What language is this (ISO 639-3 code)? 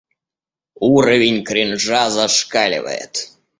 rus